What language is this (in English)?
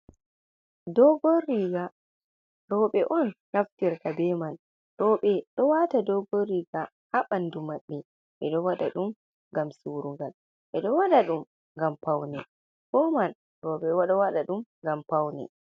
Fula